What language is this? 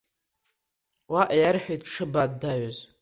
Abkhazian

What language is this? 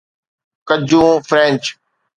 Sindhi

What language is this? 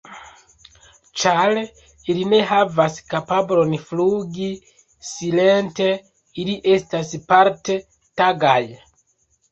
Esperanto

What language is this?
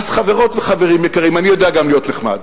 Hebrew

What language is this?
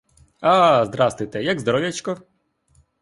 Ukrainian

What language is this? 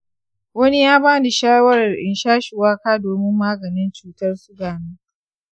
Hausa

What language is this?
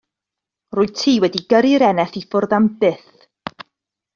Welsh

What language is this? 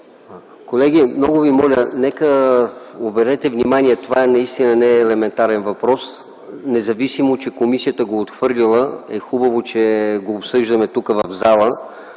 Bulgarian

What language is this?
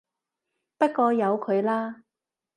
Cantonese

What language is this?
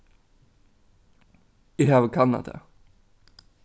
Faroese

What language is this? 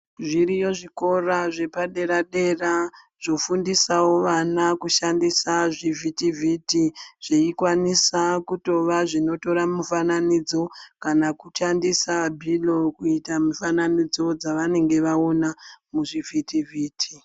Ndau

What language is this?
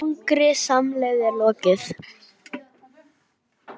Icelandic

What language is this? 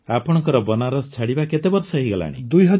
Odia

